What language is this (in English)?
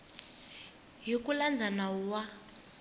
Tsonga